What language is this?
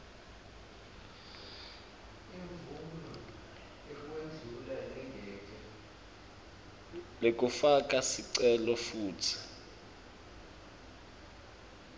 Swati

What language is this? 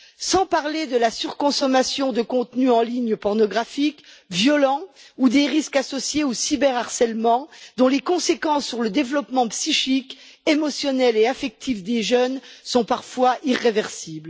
French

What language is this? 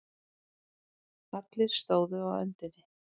Icelandic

